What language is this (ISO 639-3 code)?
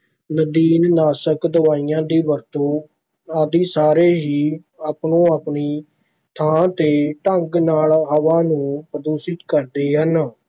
pan